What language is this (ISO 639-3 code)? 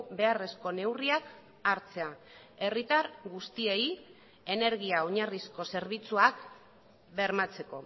eus